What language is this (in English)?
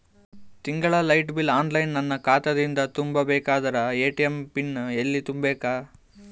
Kannada